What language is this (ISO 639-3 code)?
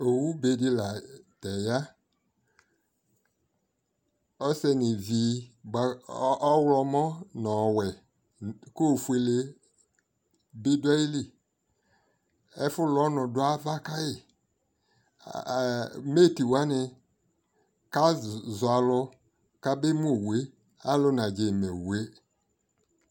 kpo